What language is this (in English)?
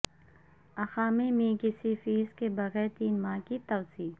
Urdu